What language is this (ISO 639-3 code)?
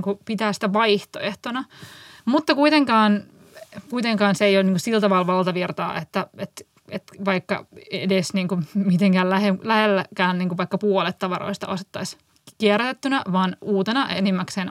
fin